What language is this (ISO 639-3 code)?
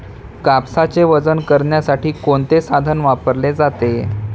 mar